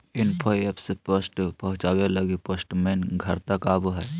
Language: Magahi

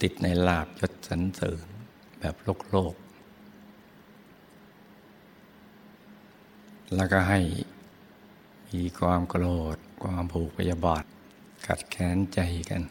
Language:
Thai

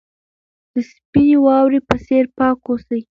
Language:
Pashto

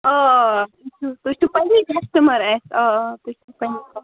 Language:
Kashmiri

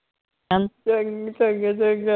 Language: Punjabi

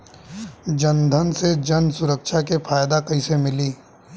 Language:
Bhojpuri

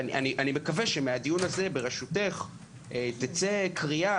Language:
Hebrew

